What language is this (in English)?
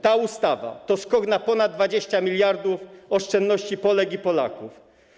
Polish